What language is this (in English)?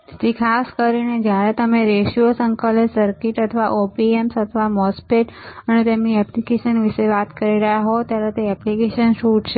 Gujarati